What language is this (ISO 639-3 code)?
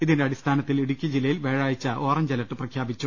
mal